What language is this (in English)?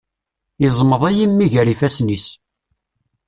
Kabyle